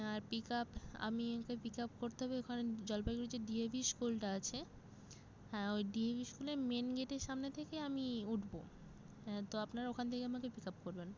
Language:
Bangla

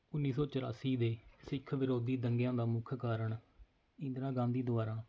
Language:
Punjabi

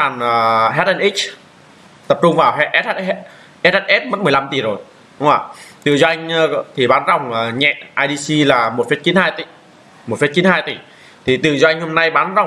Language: Vietnamese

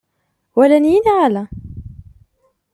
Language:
Kabyle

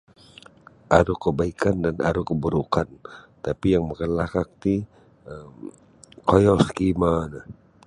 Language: Sabah Bisaya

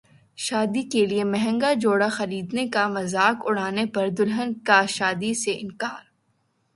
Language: Urdu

